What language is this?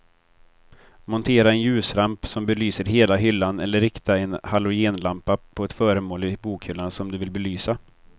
Swedish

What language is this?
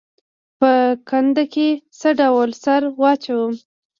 Pashto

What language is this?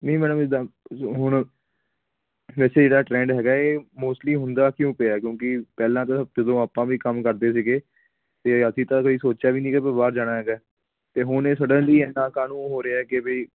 Punjabi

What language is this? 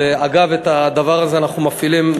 Hebrew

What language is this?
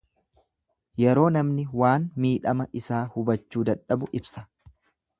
Oromo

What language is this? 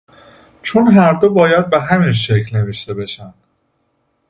Persian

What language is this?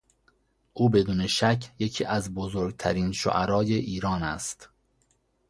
Persian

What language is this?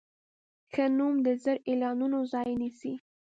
Pashto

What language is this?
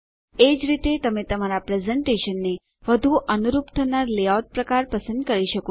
Gujarati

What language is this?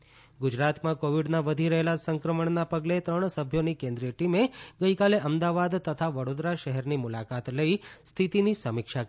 Gujarati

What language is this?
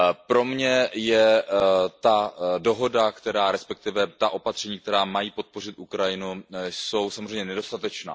Czech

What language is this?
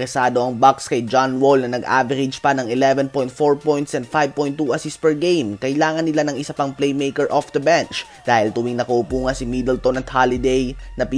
Filipino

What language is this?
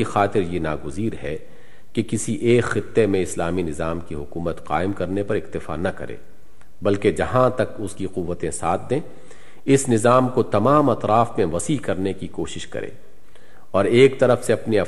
Urdu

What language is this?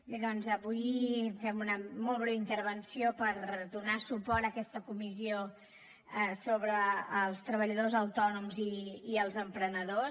Catalan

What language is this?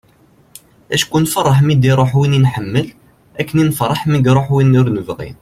Kabyle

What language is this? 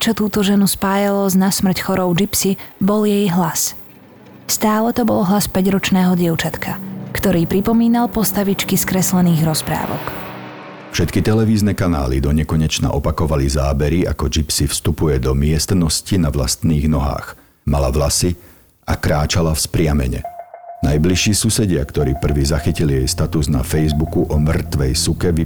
Slovak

